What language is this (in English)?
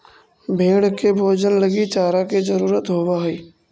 Magahi